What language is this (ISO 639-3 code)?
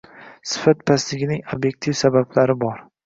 uzb